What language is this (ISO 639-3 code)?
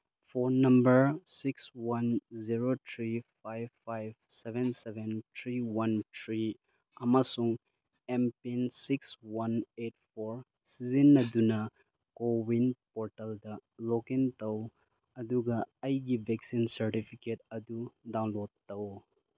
mni